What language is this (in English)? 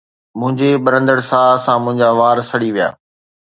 Sindhi